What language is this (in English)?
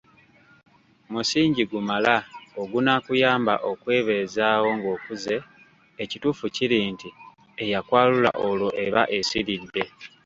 Ganda